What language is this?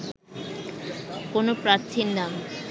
Bangla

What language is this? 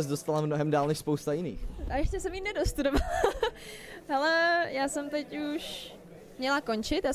Czech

